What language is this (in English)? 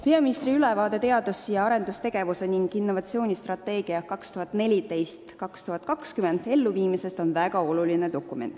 Estonian